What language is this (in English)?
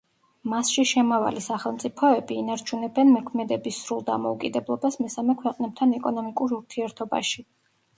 Georgian